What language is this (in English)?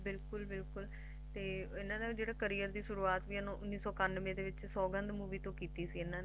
Punjabi